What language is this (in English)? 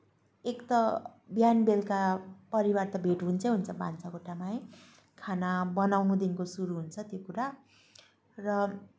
Nepali